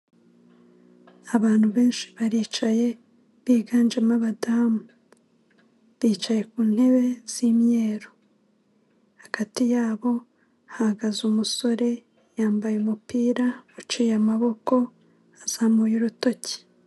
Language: Kinyarwanda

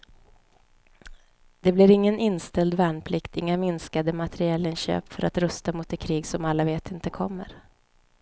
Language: Swedish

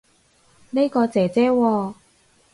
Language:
Cantonese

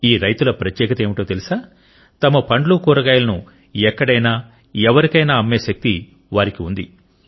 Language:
Telugu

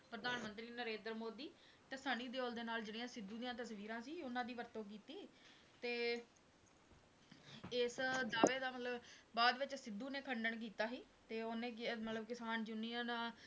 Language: Punjabi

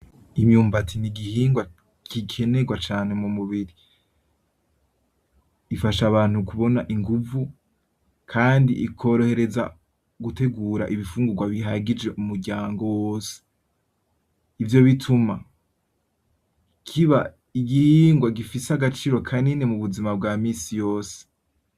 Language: Rundi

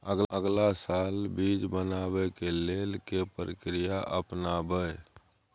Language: Maithili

